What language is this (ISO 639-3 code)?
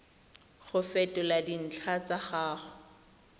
tsn